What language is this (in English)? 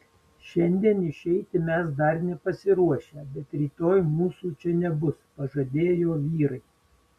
Lithuanian